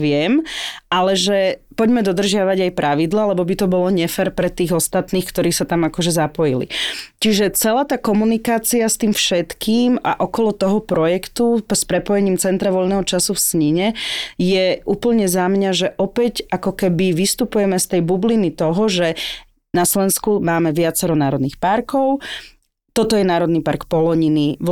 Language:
Slovak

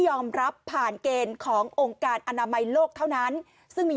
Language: Thai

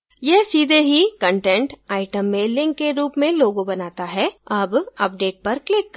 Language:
Hindi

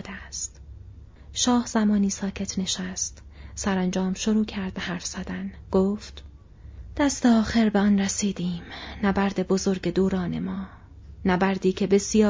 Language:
Persian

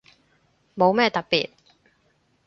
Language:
Cantonese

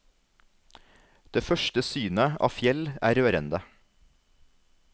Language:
Norwegian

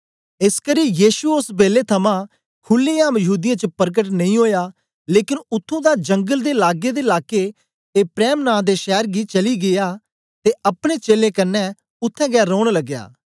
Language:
Dogri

